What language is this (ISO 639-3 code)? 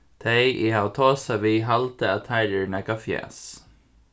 fao